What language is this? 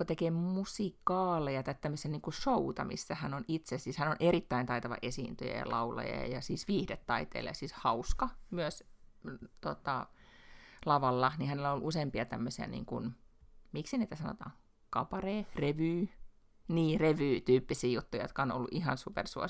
Finnish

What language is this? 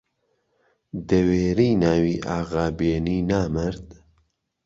Central Kurdish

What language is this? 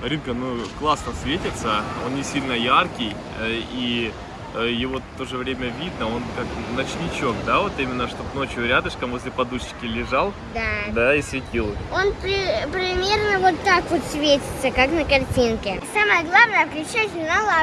Russian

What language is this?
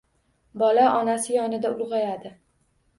Uzbek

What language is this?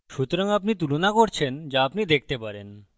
Bangla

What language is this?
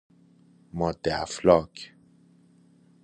Persian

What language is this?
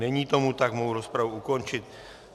Czech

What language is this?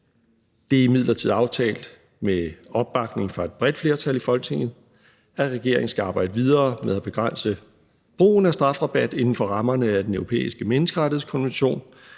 Danish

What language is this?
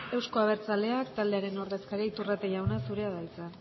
Basque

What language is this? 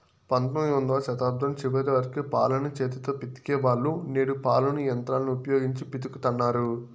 Telugu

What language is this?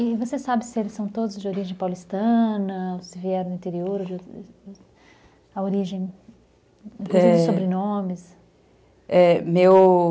Portuguese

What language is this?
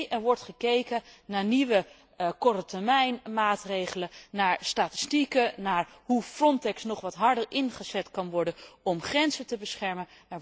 Dutch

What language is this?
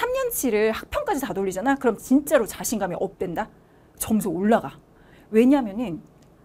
Korean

